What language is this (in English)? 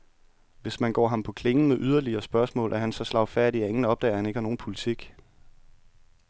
Danish